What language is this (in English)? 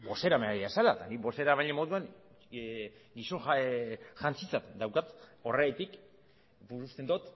Basque